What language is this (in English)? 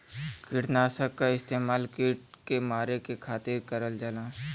Bhojpuri